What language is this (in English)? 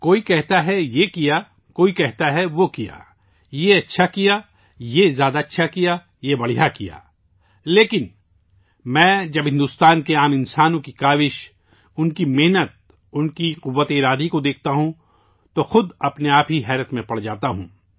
Urdu